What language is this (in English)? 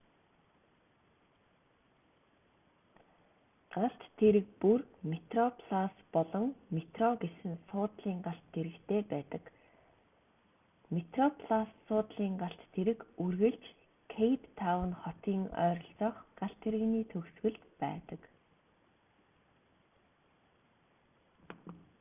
Mongolian